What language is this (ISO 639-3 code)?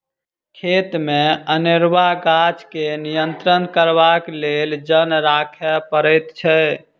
mai